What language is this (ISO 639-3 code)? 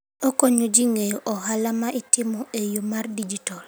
luo